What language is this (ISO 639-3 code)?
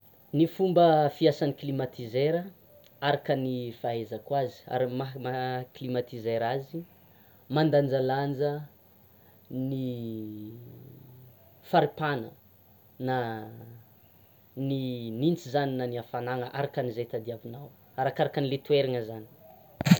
xmw